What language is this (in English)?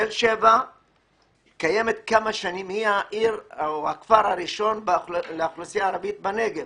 Hebrew